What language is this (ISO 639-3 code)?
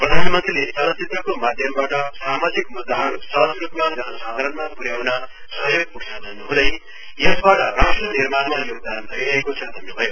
nep